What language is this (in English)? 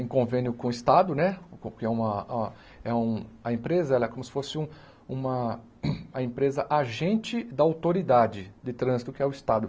Portuguese